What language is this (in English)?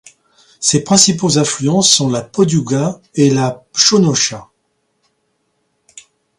French